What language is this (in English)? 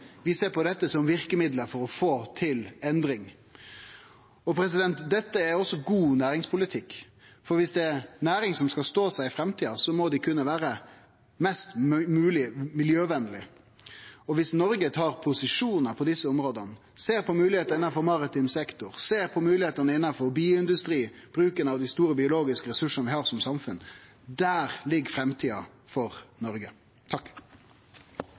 Norwegian Nynorsk